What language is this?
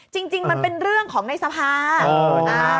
Thai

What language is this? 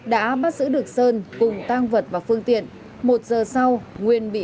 Vietnamese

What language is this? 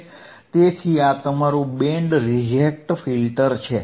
Gujarati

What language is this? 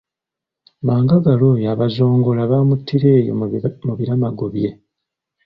Ganda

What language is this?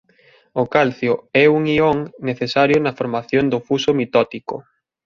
Galician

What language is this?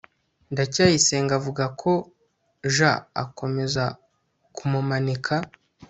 Kinyarwanda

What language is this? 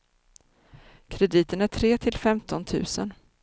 Swedish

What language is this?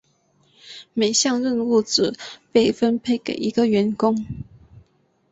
Chinese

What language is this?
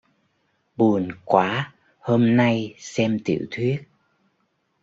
Vietnamese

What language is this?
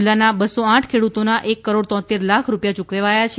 Gujarati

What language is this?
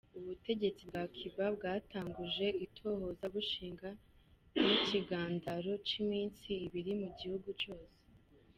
Kinyarwanda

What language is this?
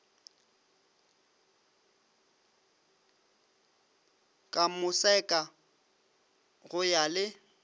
Northern Sotho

